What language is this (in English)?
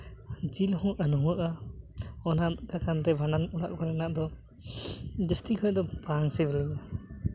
Santali